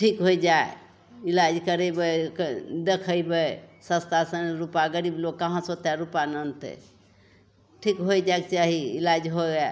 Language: Maithili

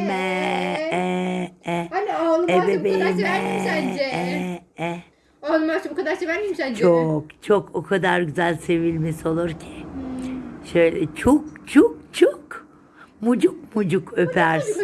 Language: Turkish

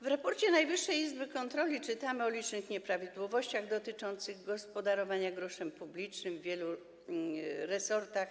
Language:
Polish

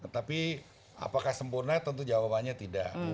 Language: Indonesian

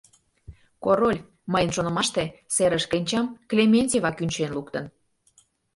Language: Mari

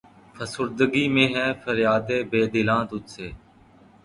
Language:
Urdu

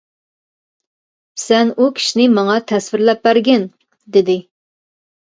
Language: Uyghur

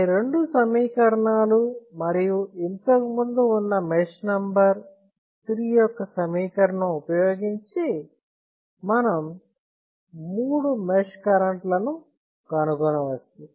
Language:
Telugu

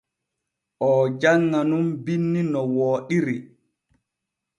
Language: Borgu Fulfulde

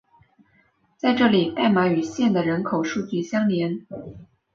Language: Chinese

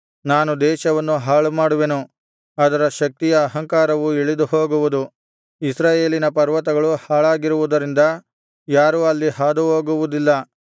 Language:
Kannada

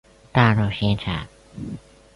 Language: Chinese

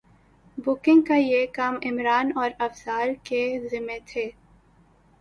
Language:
Urdu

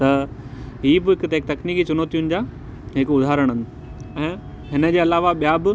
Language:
Sindhi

